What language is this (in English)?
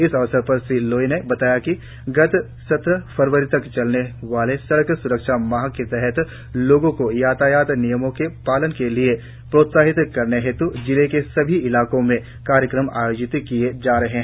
Hindi